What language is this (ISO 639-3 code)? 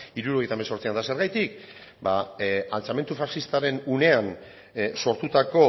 eus